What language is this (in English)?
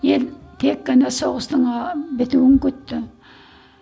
Kazakh